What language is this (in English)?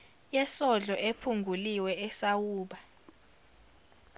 Zulu